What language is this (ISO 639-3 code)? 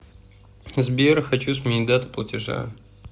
rus